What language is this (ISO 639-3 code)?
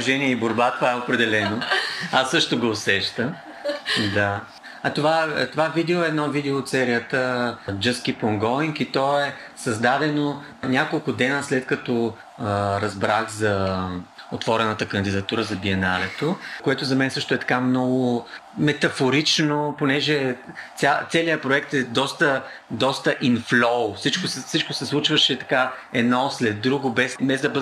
bul